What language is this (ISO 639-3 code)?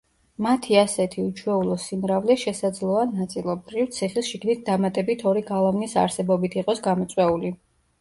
kat